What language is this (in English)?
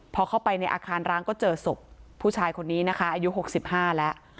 Thai